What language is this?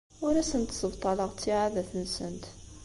Kabyle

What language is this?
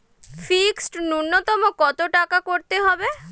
Bangla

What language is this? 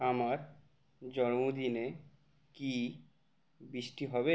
Bangla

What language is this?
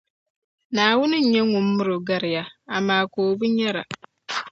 Dagbani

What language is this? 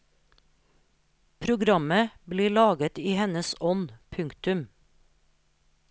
Norwegian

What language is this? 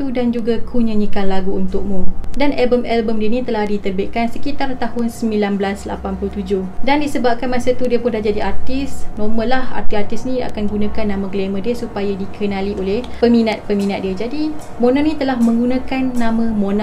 Malay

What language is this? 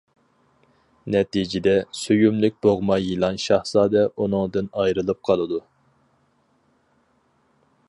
Uyghur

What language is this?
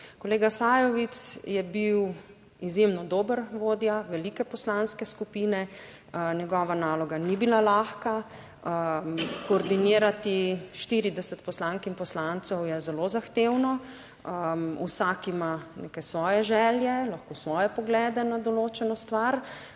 Slovenian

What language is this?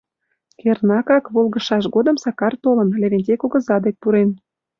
Mari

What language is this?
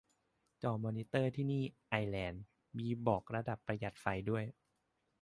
Thai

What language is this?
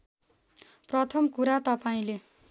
Nepali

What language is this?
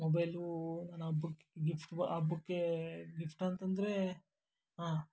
Kannada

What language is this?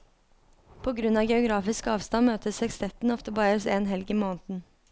Norwegian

